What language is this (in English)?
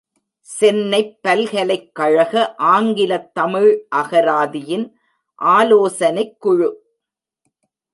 Tamil